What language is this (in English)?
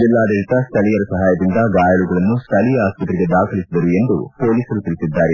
Kannada